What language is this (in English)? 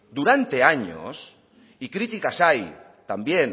Spanish